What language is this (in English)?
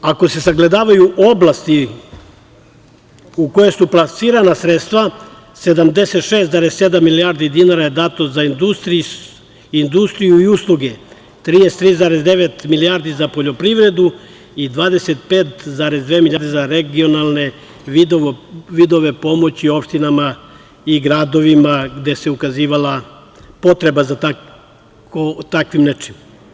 Serbian